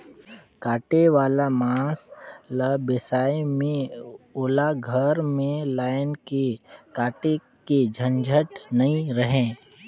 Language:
Chhattisgarhi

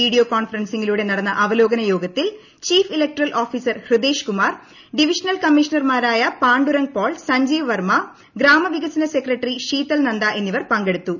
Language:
Malayalam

